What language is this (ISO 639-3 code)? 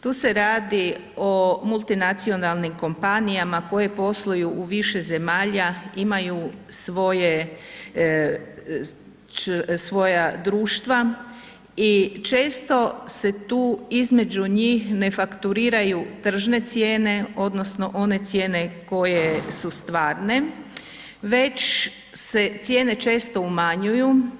hrv